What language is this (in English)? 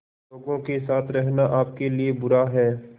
Hindi